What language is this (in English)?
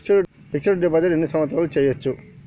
Telugu